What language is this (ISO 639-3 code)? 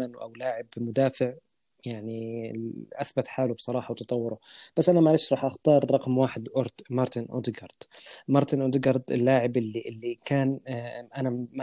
ara